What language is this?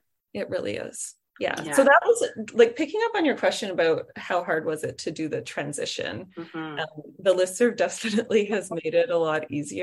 English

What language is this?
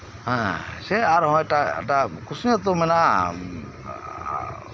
Santali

